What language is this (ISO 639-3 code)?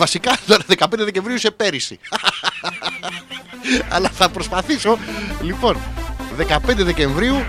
ell